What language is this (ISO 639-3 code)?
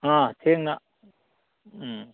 mni